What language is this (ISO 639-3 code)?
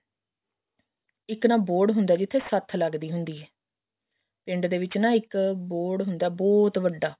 pan